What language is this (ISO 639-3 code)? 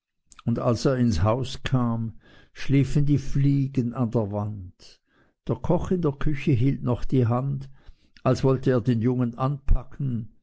deu